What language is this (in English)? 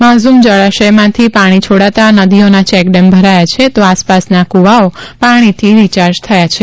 Gujarati